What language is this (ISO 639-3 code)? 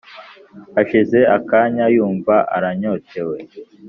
kin